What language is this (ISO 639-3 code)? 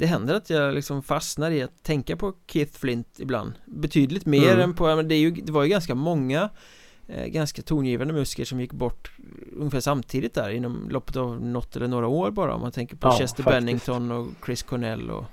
swe